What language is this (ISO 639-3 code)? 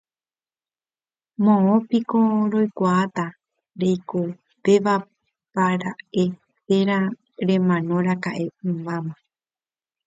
grn